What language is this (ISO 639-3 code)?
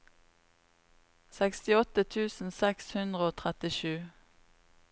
nor